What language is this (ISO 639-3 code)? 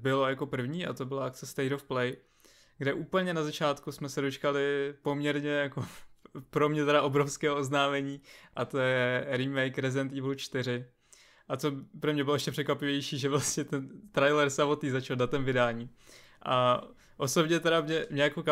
ces